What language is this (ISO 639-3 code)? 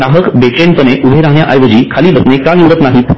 mar